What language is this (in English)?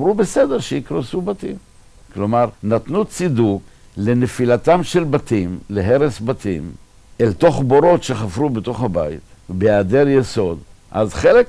Hebrew